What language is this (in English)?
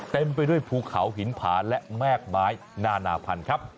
Thai